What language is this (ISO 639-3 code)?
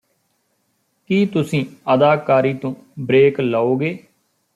pan